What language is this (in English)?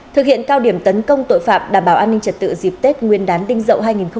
Vietnamese